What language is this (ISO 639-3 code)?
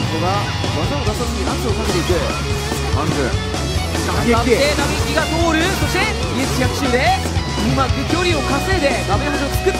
jpn